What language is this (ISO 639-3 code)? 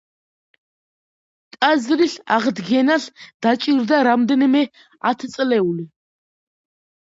kat